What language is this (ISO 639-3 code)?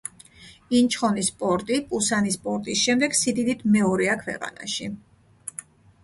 kat